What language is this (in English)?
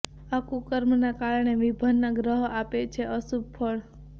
Gujarati